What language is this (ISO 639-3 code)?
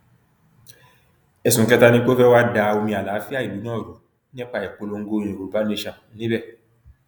yor